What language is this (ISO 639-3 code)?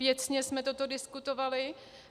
ces